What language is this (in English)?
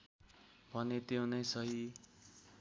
Nepali